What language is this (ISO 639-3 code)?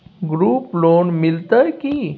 mai